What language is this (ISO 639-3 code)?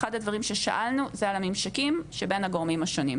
heb